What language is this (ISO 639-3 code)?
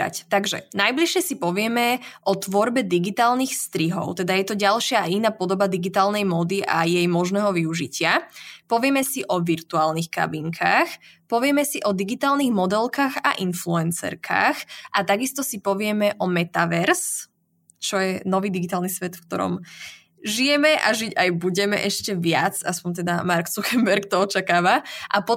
slk